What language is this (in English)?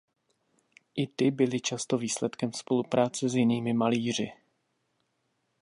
Czech